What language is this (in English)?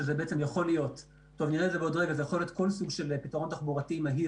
Hebrew